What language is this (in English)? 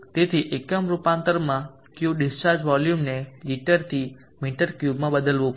Gujarati